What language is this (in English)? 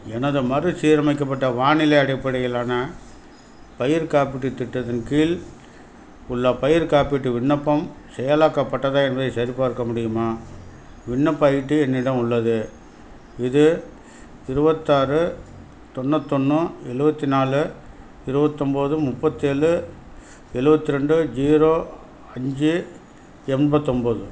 Tamil